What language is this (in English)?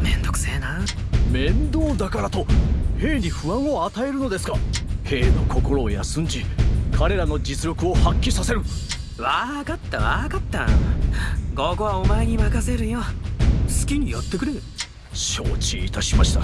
Japanese